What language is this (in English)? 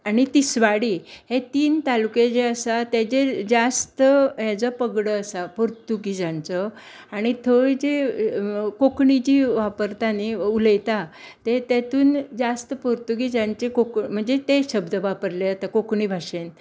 Konkani